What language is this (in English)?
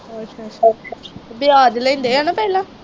Punjabi